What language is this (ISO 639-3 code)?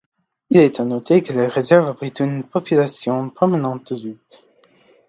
fra